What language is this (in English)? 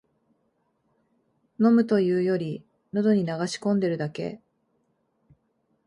Japanese